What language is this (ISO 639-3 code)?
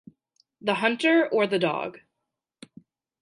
eng